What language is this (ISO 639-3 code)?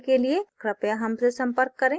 hin